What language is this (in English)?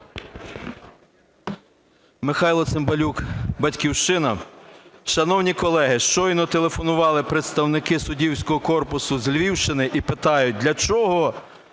Ukrainian